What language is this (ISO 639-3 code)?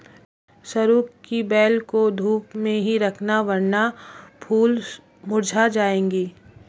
hin